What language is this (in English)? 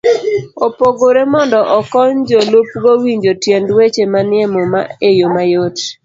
Luo (Kenya and Tanzania)